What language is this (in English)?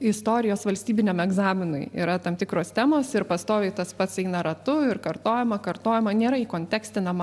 Lithuanian